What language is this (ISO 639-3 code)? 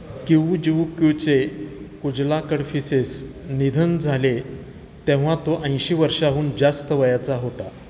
mar